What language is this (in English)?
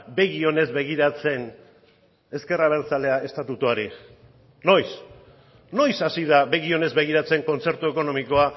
Basque